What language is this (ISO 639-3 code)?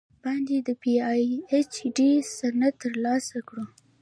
pus